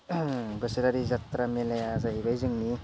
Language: Bodo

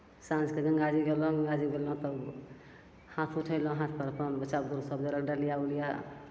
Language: Maithili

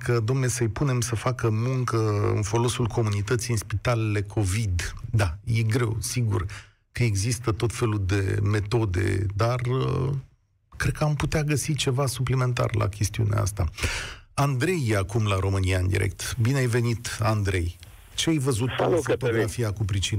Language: Romanian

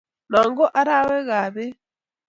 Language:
Kalenjin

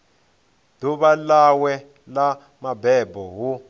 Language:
Venda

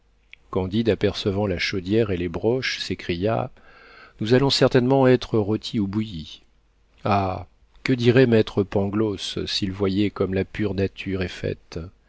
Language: French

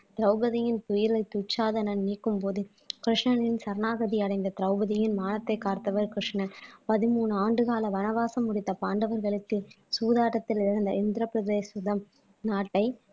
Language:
Tamil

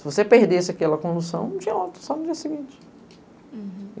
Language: Portuguese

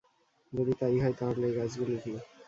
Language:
Bangla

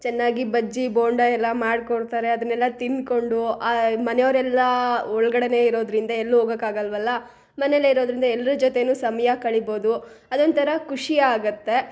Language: Kannada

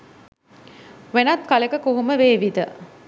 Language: Sinhala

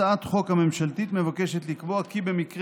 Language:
Hebrew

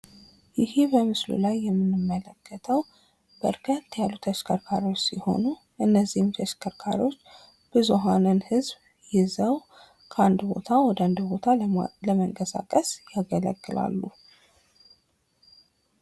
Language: Amharic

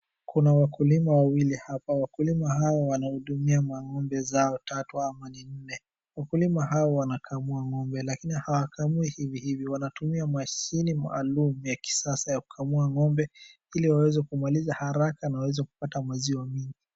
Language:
Swahili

